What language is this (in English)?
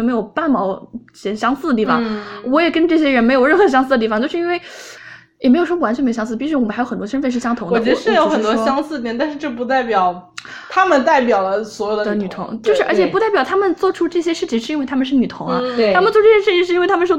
Chinese